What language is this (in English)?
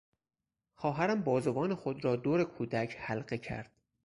Persian